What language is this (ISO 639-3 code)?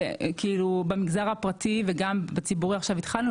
heb